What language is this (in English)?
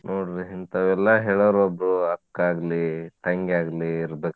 Kannada